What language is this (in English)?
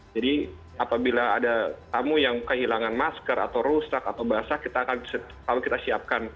Indonesian